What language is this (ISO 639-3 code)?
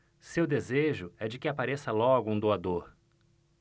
por